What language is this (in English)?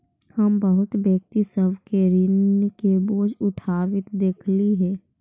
Magahi